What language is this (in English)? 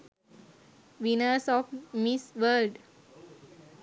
Sinhala